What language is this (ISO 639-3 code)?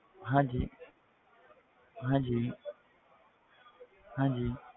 pan